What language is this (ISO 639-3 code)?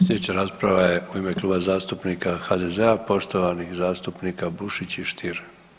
hrv